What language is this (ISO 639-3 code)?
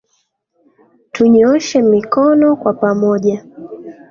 swa